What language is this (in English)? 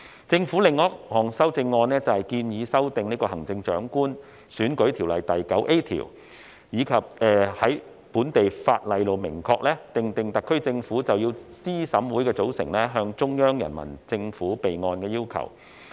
Cantonese